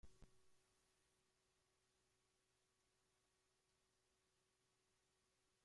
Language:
Spanish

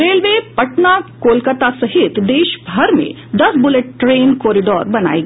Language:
Hindi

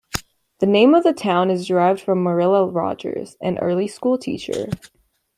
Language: English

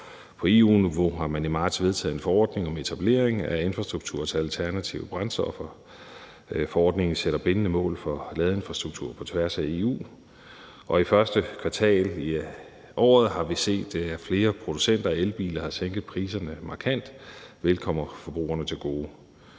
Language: Danish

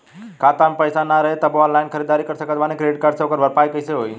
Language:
Bhojpuri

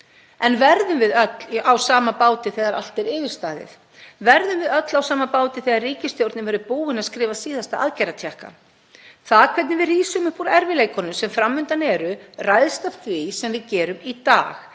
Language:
Icelandic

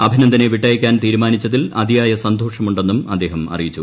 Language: Malayalam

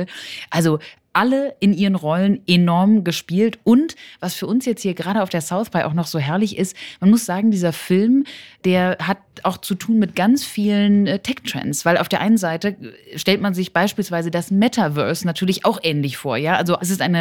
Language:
German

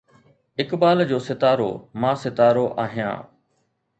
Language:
Sindhi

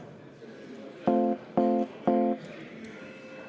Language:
Estonian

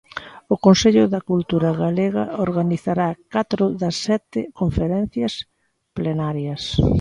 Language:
Galician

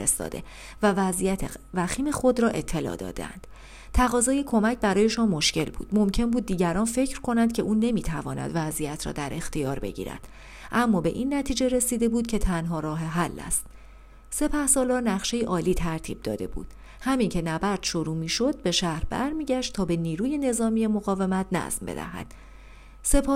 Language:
Persian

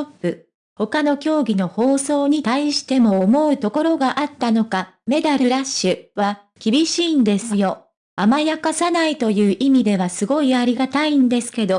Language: Japanese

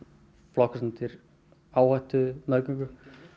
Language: Icelandic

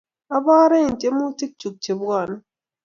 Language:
Kalenjin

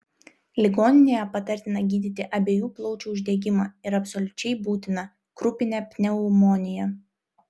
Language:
Lithuanian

